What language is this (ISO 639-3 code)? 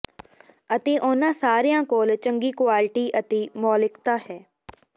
pan